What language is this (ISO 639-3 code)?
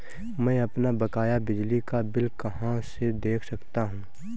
hin